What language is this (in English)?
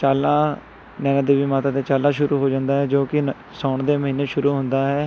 Punjabi